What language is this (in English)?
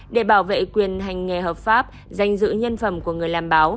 Vietnamese